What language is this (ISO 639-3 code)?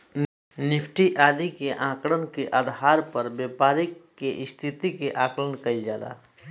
bho